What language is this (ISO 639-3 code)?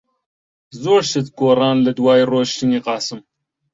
ckb